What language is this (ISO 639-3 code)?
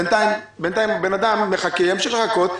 heb